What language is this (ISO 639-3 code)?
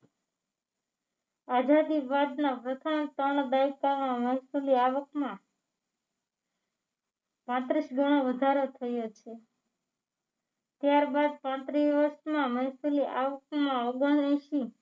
guj